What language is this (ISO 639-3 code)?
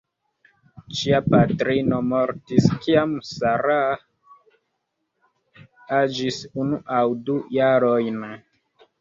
epo